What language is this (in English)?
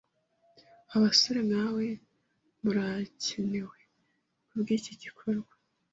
Kinyarwanda